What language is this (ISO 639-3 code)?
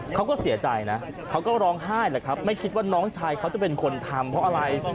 tha